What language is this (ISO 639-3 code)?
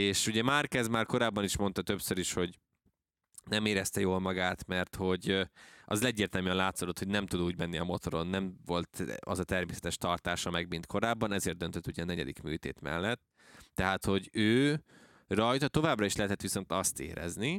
hun